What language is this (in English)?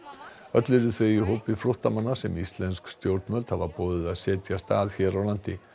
Icelandic